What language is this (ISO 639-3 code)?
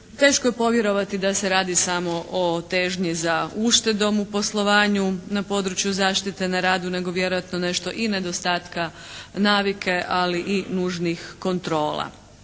hrv